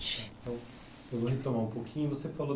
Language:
Portuguese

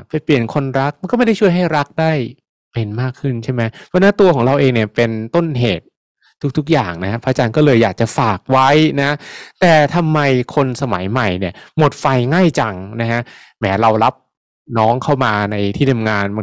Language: Thai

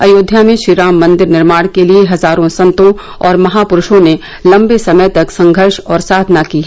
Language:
Hindi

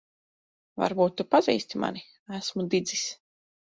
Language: Latvian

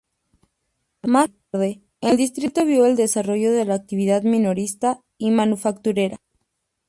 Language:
Spanish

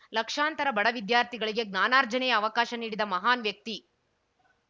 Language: Kannada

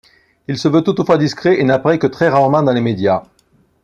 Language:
French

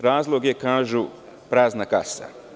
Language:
Serbian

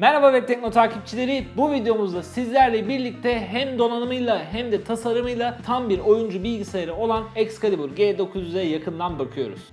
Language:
Turkish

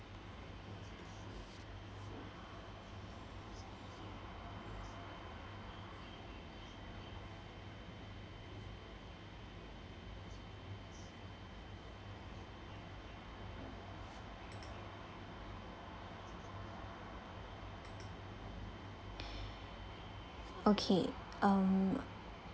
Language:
English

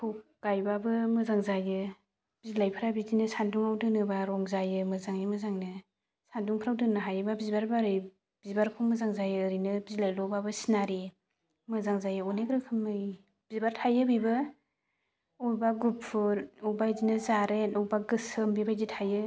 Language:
Bodo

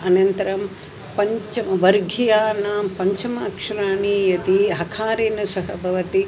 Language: Sanskrit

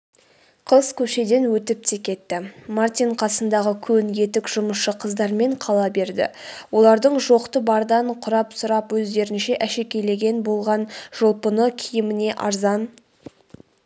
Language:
Kazakh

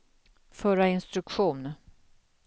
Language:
Swedish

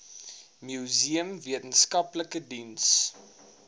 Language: Afrikaans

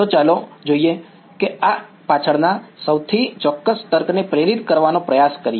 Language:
Gujarati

